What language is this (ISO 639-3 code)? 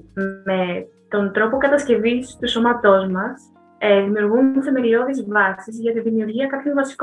ell